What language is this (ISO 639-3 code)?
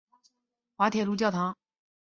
zho